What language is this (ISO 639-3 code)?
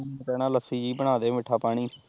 pan